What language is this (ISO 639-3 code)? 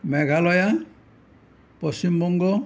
asm